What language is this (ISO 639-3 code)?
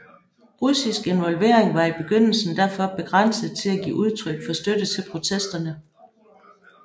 dan